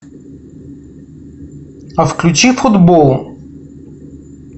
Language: Russian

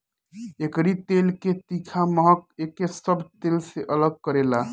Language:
Bhojpuri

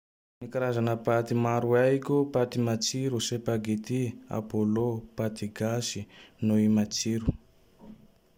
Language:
Tandroy-Mahafaly Malagasy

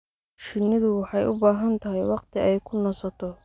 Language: Somali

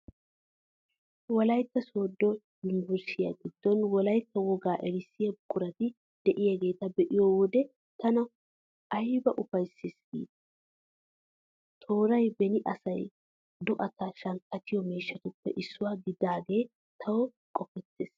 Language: Wolaytta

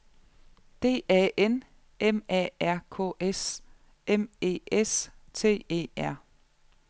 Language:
Danish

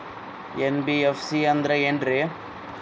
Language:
Kannada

